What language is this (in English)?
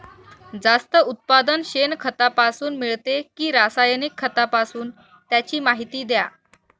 Marathi